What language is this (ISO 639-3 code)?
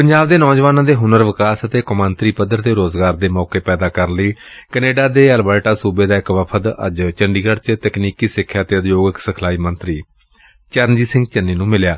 pan